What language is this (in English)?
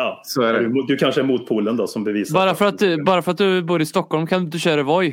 Swedish